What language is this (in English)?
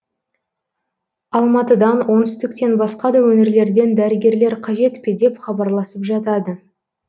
Kazakh